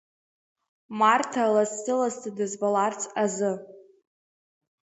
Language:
Abkhazian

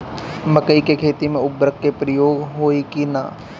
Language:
Bhojpuri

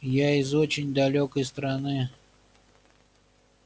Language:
Russian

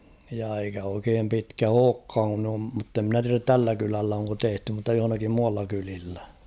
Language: Finnish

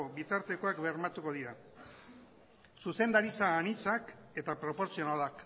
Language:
Basque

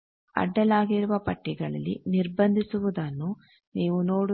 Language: Kannada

